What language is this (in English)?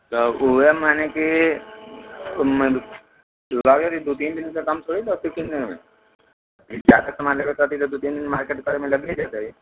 Maithili